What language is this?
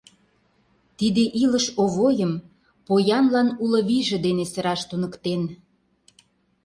Mari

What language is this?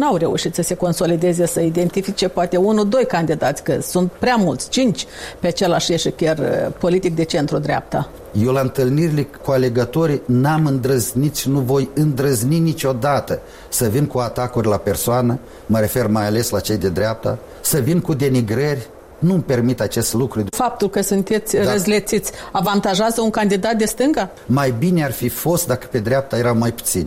Romanian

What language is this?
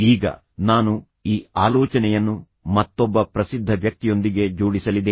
Kannada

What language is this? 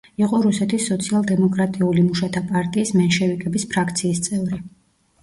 Georgian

